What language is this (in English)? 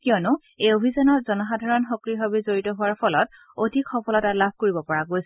Assamese